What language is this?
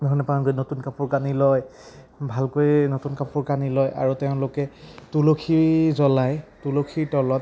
Assamese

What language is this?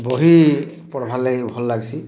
Odia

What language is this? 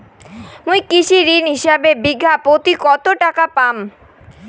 Bangla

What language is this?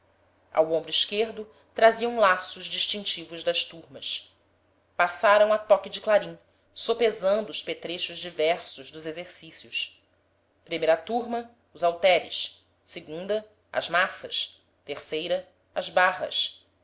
Portuguese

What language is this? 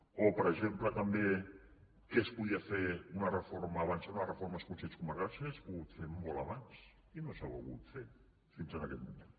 Catalan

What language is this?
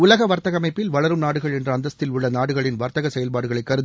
Tamil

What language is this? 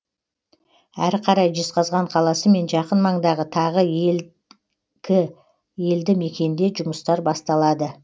Kazakh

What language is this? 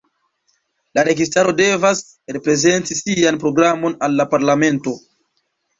Esperanto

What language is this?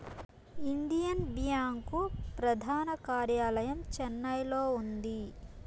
Telugu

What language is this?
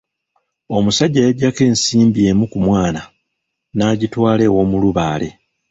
Ganda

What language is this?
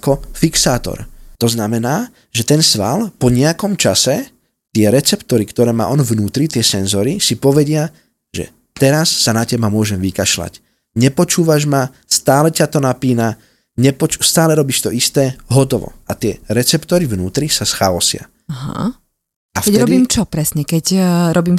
Slovak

